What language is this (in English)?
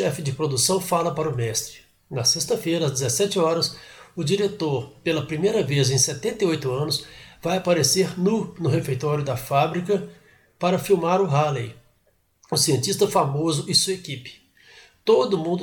Portuguese